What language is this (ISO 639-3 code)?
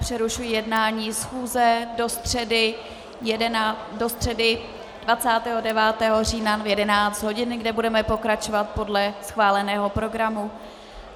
ces